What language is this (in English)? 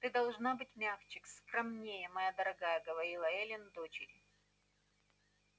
Russian